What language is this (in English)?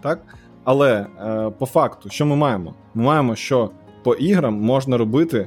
Ukrainian